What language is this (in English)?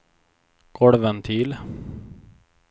Swedish